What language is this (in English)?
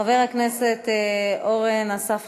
Hebrew